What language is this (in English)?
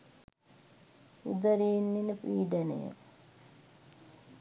Sinhala